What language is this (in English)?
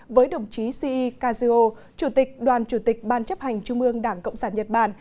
Vietnamese